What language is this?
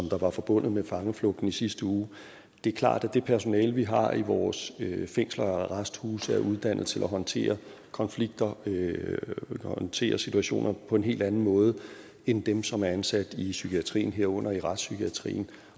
Danish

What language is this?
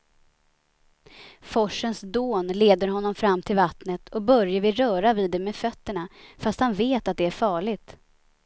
Swedish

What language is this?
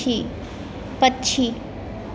Maithili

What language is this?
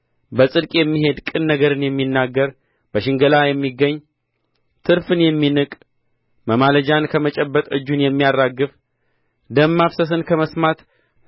Amharic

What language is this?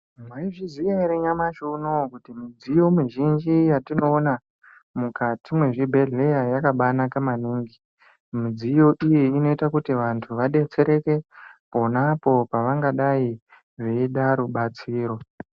Ndau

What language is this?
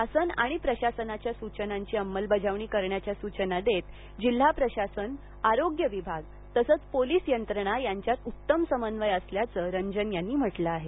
Marathi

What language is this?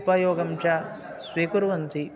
Sanskrit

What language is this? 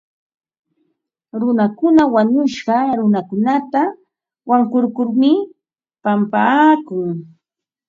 Ambo-Pasco Quechua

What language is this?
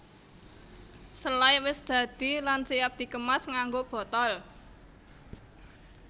Javanese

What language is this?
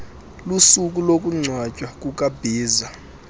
Xhosa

